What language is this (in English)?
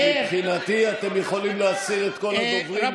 Hebrew